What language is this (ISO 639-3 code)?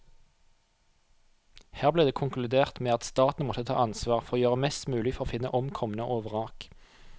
nor